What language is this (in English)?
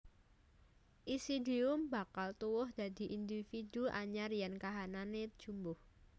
Javanese